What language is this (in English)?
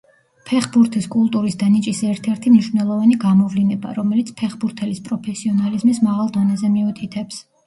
Georgian